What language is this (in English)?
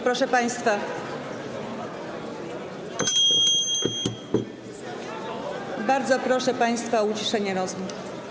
Polish